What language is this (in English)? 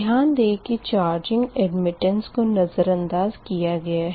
Hindi